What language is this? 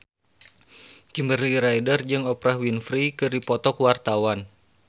Sundanese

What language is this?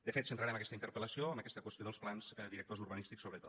Catalan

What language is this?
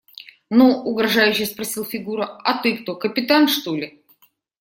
Russian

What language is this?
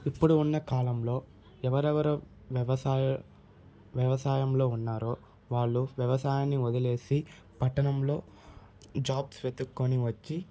Telugu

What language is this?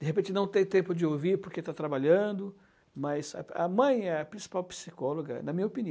Portuguese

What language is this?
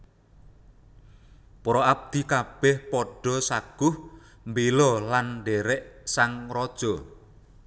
Javanese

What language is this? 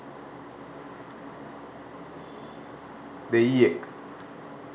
Sinhala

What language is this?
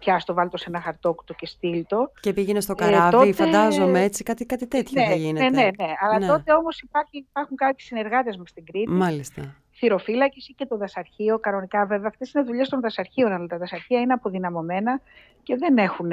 Greek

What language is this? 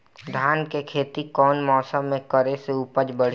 Bhojpuri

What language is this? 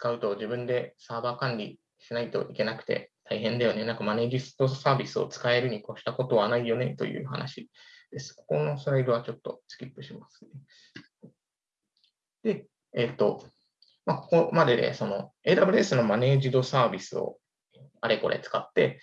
Japanese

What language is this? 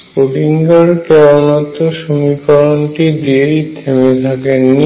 Bangla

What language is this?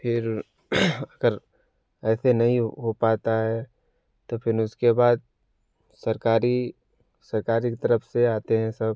Hindi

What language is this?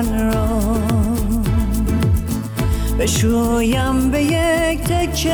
Persian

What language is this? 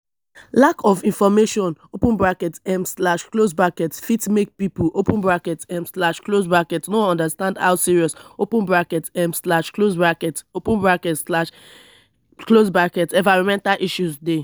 Nigerian Pidgin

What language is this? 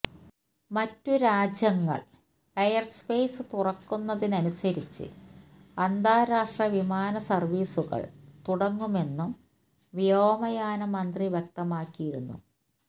Malayalam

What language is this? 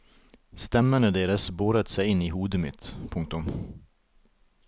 Norwegian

